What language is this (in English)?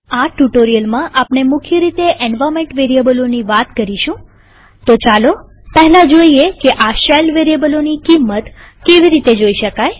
Gujarati